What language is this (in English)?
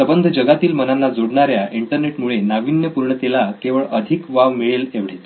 Marathi